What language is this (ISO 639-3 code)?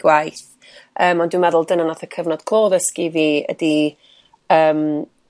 cym